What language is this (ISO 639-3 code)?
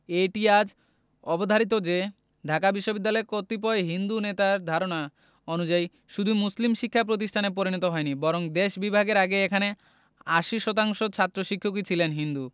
ben